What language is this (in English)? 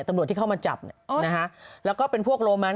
Thai